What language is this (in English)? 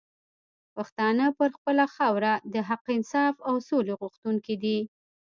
Pashto